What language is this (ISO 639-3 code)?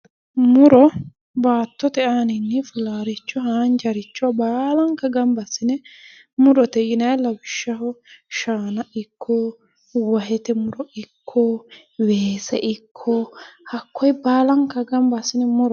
sid